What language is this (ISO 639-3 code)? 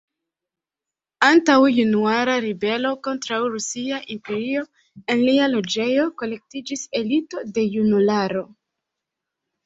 epo